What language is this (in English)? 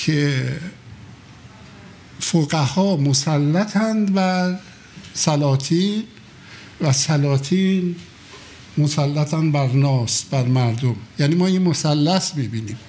Persian